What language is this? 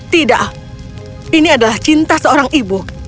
Indonesian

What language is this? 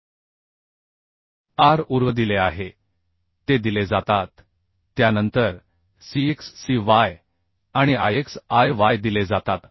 Marathi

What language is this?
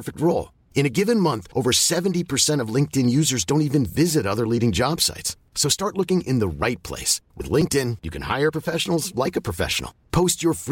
French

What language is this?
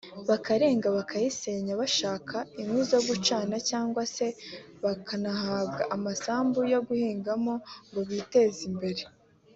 Kinyarwanda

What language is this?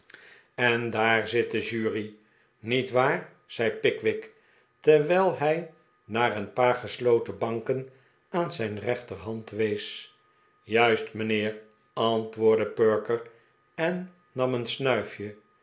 Dutch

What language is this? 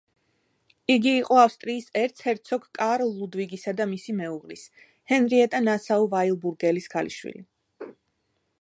Georgian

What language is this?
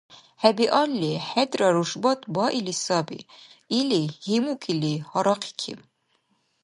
Dargwa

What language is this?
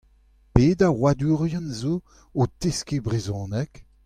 Breton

